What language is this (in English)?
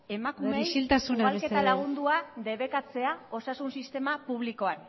Basque